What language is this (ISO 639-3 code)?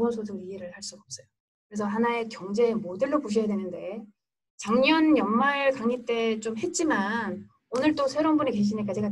kor